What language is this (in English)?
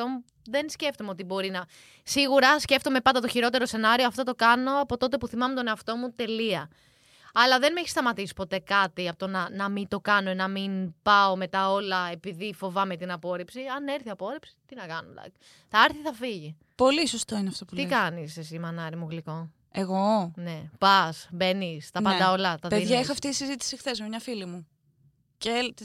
Greek